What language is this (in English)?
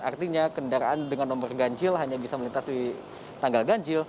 Indonesian